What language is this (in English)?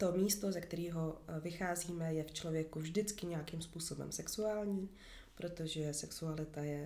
Czech